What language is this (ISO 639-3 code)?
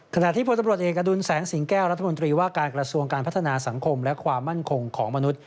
tha